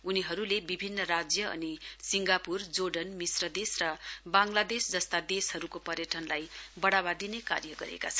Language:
Nepali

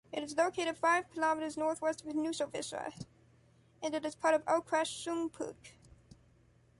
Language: English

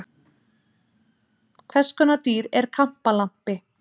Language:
Icelandic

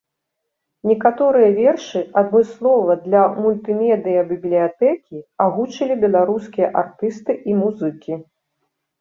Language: Belarusian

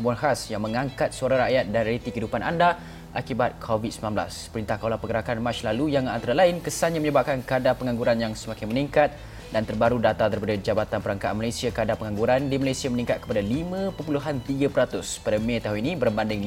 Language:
Malay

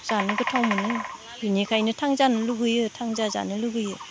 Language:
Bodo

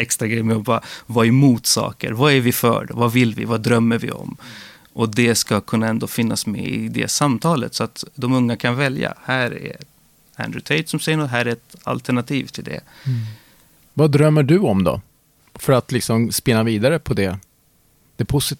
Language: Swedish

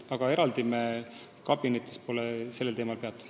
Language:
Estonian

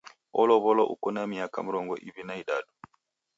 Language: Taita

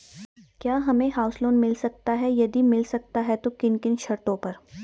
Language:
Hindi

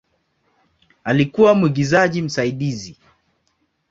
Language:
Swahili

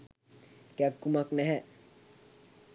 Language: Sinhala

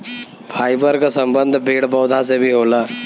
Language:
Bhojpuri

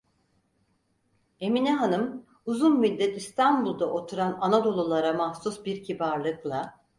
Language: Turkish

